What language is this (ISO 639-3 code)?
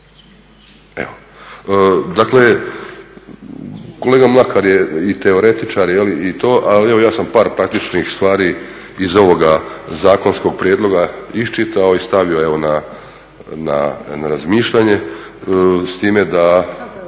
hrv